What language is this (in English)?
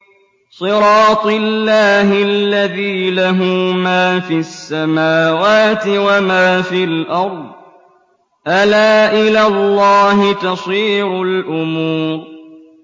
Arabic